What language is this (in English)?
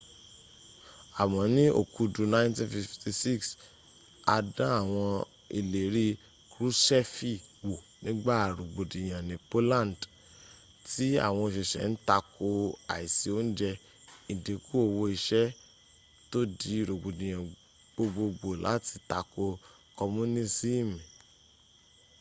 Yoruba